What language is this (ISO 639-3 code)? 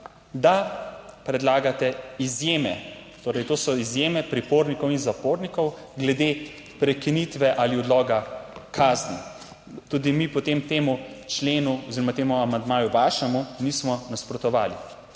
slv